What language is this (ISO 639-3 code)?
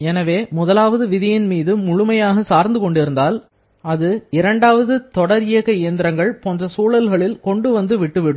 tam